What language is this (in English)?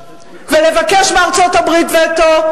Hebrew